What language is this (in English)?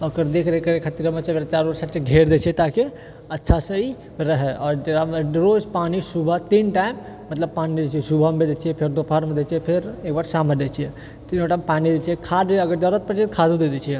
Maithili